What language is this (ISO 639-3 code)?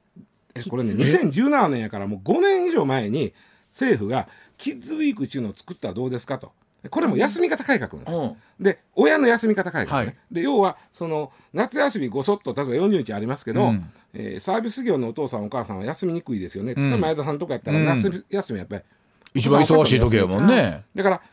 jpn